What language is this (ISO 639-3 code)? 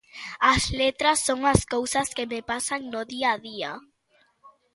glg